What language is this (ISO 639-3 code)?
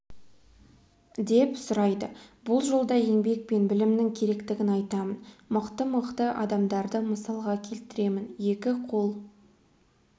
kaz